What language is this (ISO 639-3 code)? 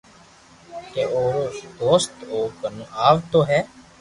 lrk